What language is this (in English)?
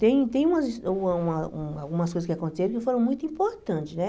Portuguese